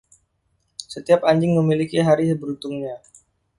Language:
Indonesian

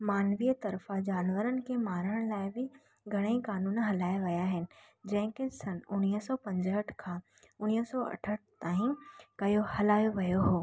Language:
Sindhi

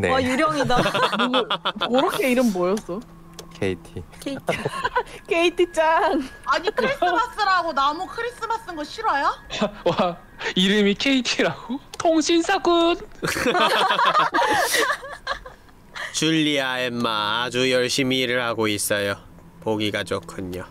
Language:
Korean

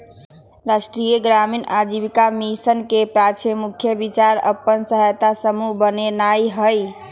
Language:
Magahi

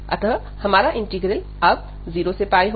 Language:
Hindi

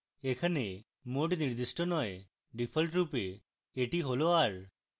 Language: Bangla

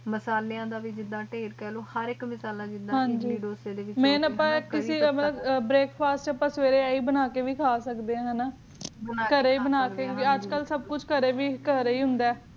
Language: Punjabi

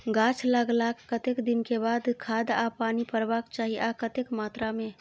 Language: Maithili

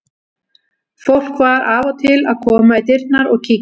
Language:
Icelandic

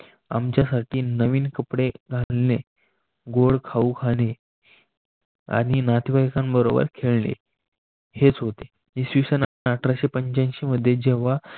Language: Marathi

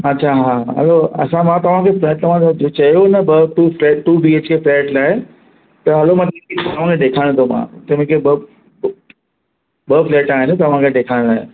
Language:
Sindhi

